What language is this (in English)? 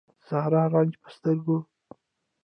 Pashto